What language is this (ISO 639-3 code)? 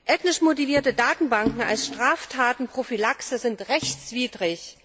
deu